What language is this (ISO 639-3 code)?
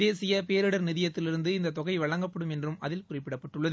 tam